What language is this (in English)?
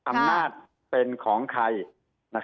Thai